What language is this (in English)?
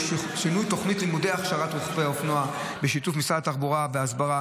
Hebrew